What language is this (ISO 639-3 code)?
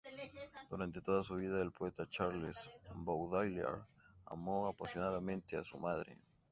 spa